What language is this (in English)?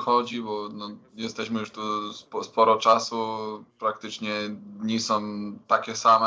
Polish